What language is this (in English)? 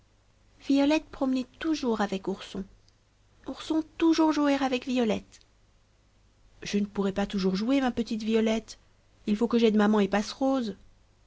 French